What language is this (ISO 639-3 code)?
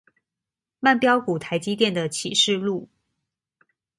zho